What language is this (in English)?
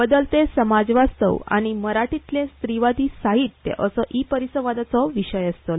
Konkani